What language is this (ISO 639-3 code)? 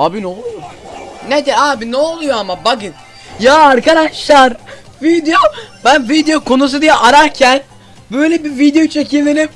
tur